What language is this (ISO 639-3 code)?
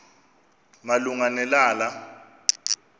xho